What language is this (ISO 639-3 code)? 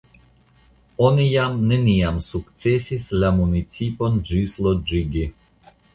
epo